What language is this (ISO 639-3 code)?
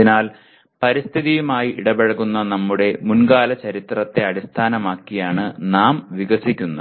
mal